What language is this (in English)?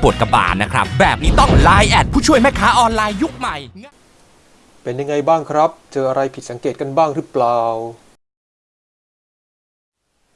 Thai